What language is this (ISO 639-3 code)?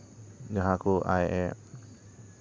sat